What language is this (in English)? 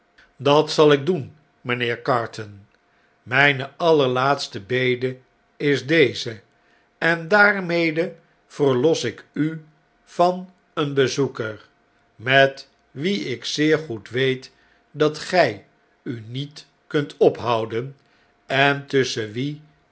Dutch